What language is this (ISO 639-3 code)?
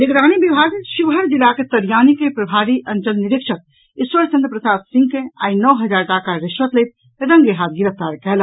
mai